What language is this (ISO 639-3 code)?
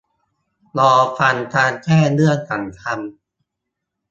tha